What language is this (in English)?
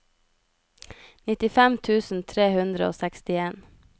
Norwegian